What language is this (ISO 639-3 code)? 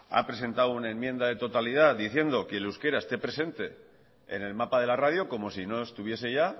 spa